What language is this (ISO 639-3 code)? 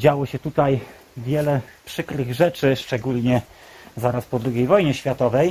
pol